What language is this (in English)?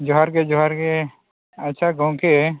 Santali